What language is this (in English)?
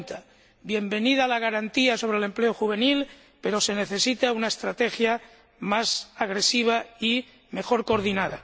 Spanish